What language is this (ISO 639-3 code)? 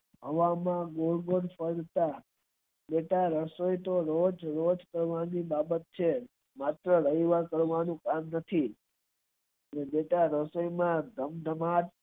guj